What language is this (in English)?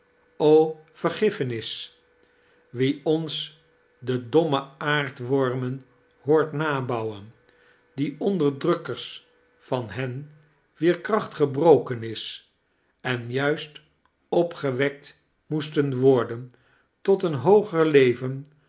Dutch